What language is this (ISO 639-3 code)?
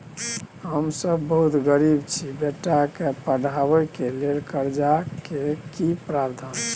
mai